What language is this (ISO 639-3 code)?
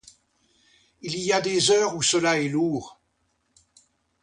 fra